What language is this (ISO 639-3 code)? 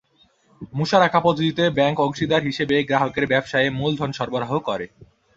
ben